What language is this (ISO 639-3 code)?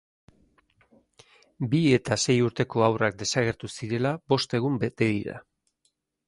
eus